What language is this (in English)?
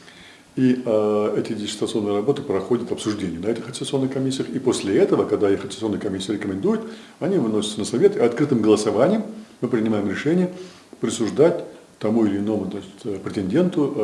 Russian